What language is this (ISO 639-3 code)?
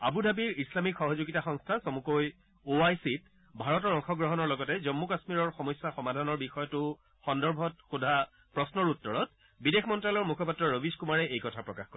asm